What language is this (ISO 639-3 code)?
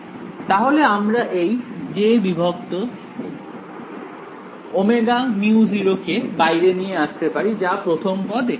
ben